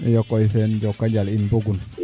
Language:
Serer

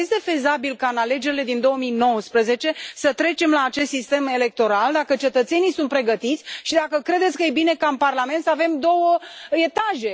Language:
Romanian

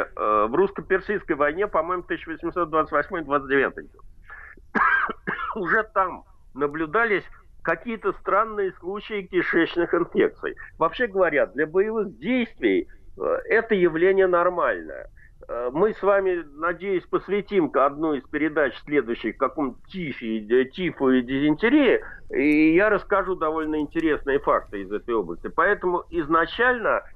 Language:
Russian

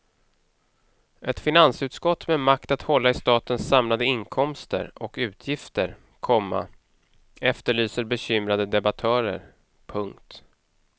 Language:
Swedish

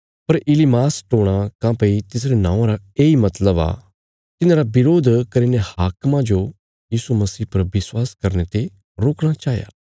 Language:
Bilaspuri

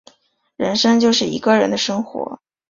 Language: Chinese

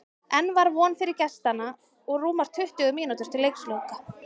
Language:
Icelandic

